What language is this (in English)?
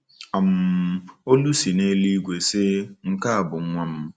Igbo